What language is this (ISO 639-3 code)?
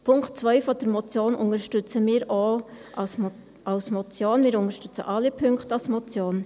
gsw